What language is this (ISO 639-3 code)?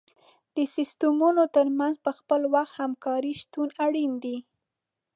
pus